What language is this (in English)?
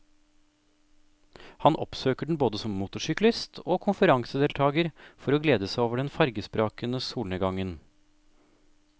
Norwegian